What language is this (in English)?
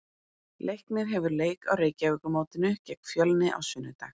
Icelandic